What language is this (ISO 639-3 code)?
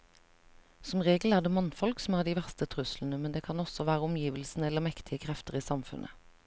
nor